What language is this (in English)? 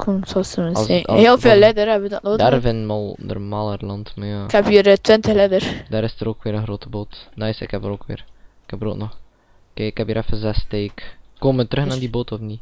Dutch